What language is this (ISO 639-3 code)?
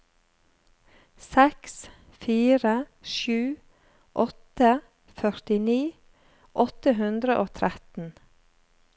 nor